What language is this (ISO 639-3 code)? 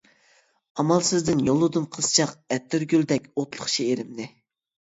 uig